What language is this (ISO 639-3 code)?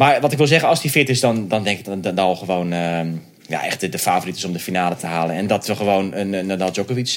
nld